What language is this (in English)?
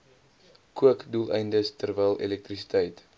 Afrikaans